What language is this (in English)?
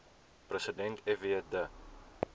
Afrikaans